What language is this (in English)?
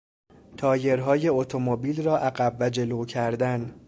Persian